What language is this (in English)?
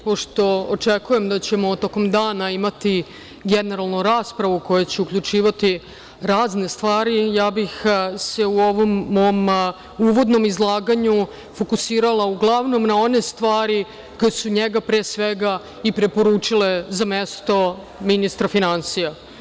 Serbian